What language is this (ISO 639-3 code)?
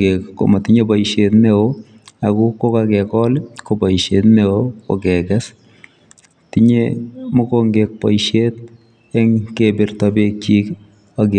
kln